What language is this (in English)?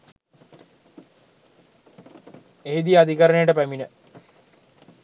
Sinhala